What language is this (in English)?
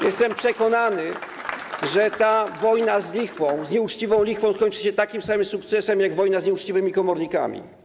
Polish